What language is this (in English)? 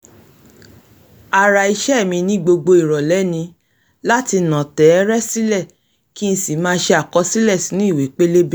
Yoruba